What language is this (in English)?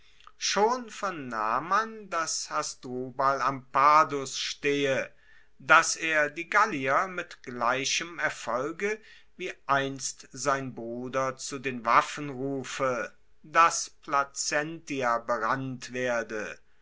German